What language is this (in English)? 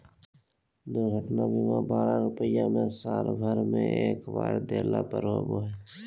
Magahi